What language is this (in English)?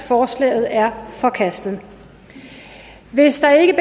Danish